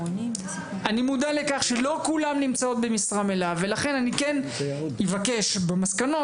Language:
Hebrew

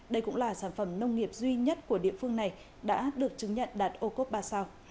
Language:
Vietnamese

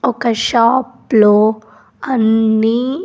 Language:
Telugu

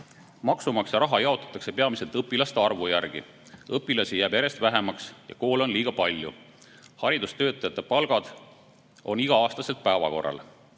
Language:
Estonian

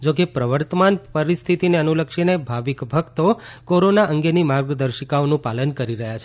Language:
Gujarati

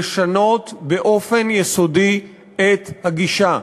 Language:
Hebrew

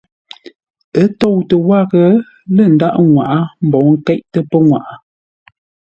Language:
Ngombale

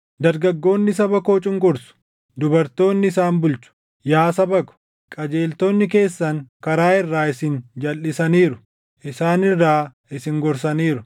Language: Oromo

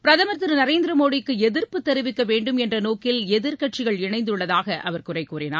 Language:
Tamil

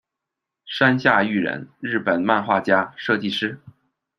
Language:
Chinese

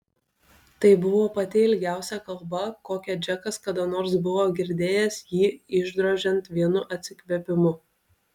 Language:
Lithuanian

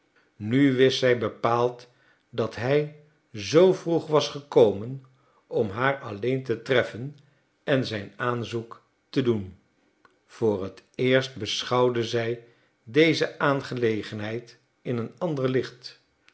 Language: Dutch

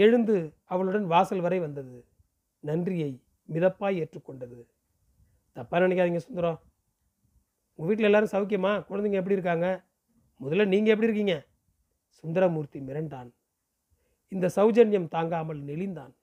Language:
Tamil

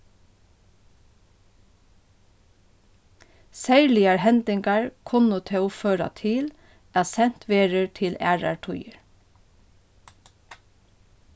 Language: Faroese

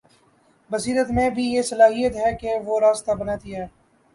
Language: Urdu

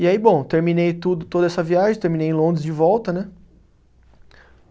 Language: Portuguese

